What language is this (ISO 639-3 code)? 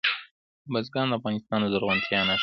pus